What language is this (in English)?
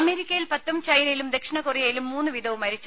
Malayalam